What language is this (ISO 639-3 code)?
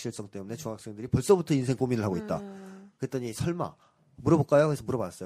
kor